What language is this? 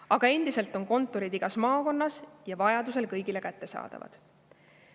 Estonian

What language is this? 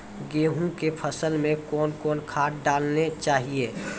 Maithili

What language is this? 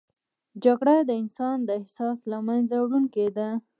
Pashto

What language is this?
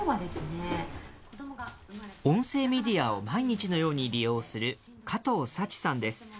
Japanese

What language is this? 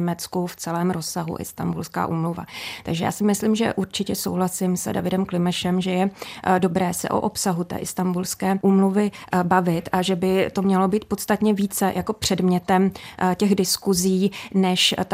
Czech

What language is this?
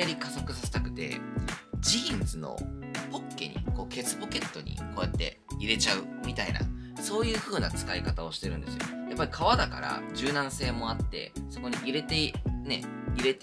Japanese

